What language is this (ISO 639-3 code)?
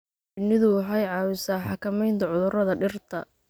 som